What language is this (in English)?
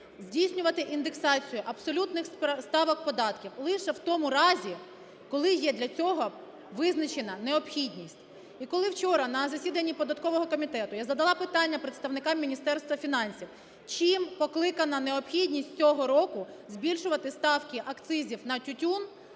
Ukrainian